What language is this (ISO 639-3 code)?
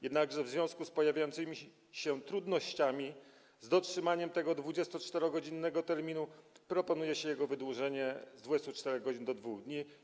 pol